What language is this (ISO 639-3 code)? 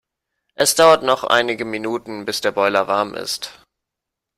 deu